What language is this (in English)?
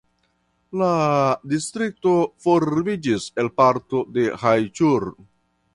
Esperanto